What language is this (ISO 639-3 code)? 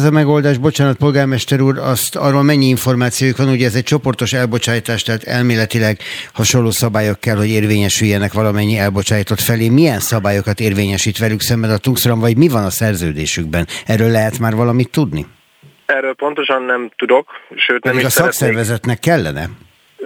hun